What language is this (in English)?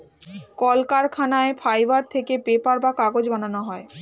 Bangla